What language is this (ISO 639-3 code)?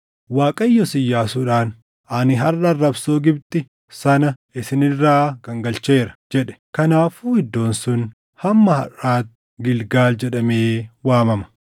orm